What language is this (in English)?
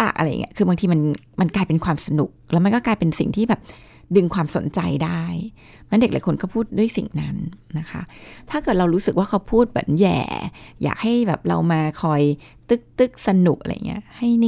Thai